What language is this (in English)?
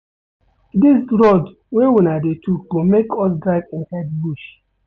Nigerian Pidgin